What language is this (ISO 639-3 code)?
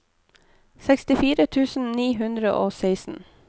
nor